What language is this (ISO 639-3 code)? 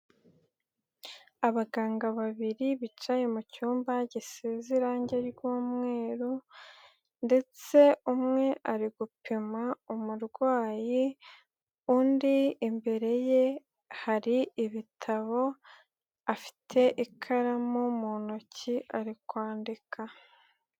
kin